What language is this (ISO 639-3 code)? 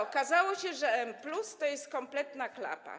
pol